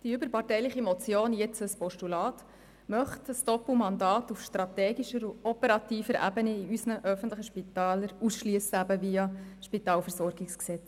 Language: Swiss German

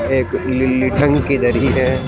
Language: Hindi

